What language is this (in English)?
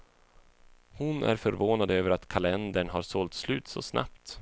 Swedish